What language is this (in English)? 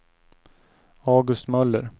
Swedish